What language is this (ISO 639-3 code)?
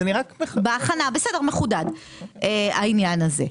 heb